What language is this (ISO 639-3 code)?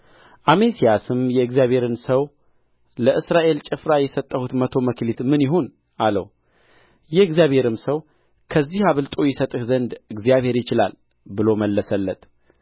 amh